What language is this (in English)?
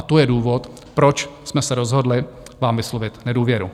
Czech